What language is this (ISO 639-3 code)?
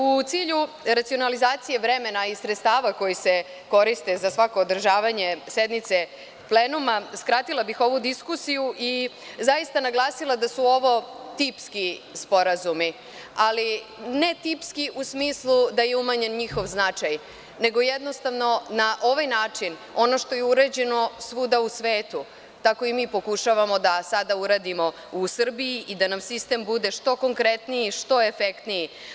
srp